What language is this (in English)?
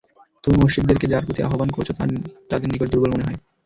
Bangla